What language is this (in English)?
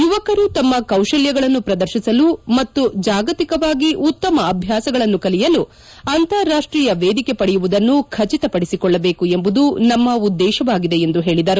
Kannada